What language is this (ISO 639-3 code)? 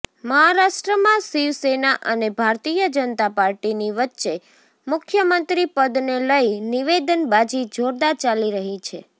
guj